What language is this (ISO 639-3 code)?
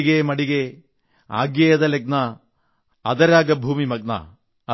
mal